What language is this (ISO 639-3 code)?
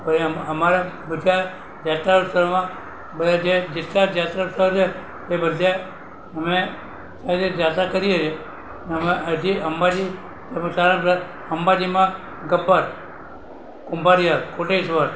guj